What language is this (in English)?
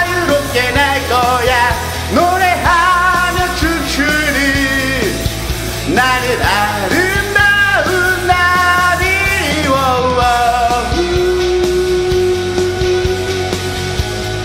Korean